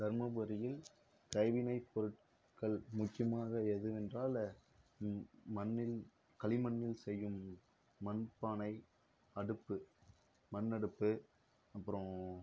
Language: Tamil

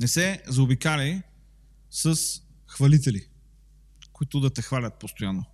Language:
Bulgarian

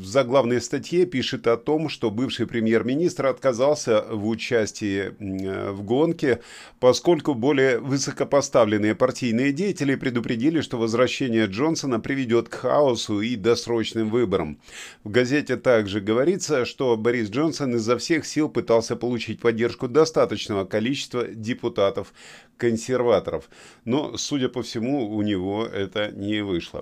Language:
Russian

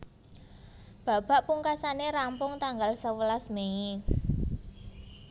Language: Javanese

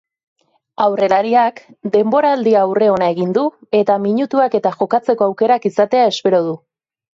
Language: Basque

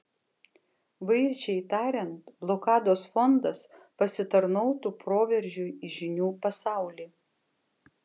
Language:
Lithuanian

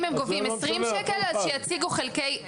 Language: Hebrew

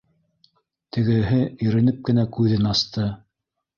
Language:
Bashkir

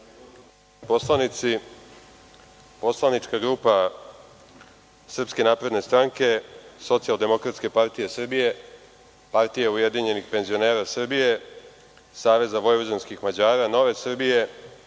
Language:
Serbian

